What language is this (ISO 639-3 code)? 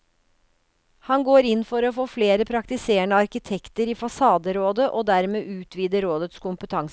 nor